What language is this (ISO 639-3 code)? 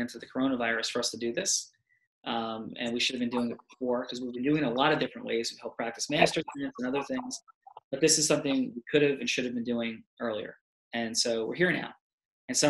eng